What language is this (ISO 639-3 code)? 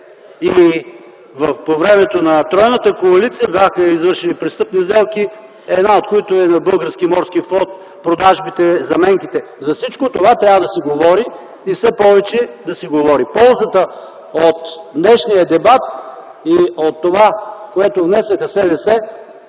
bul